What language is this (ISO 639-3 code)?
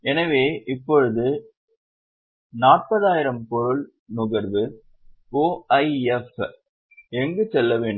tam